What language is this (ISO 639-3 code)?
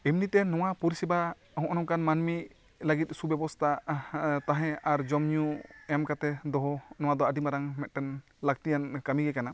sat